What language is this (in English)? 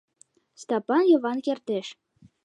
Mari